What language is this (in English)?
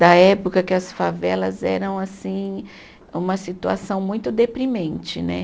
Portuguese